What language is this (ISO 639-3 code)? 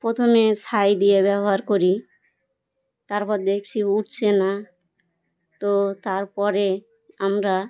ben